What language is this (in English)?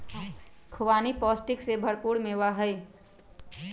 Magahi